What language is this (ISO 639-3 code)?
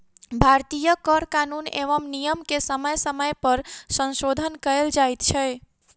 mai